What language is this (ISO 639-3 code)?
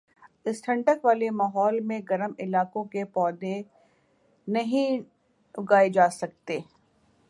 urd